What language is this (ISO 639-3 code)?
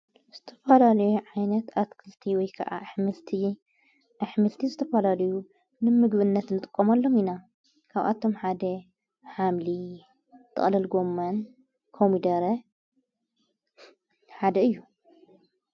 tir